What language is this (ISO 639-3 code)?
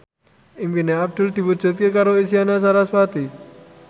jav